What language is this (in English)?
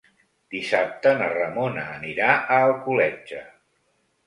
Catalan